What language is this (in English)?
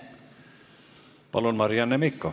Estonian